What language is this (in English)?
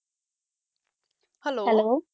Punjabi